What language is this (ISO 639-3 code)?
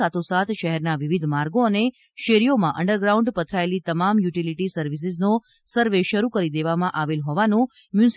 guj